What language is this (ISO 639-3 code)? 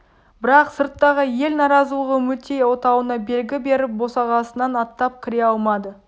kaz